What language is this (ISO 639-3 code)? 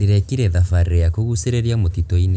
kik